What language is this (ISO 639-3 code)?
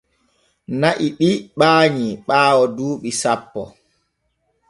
fue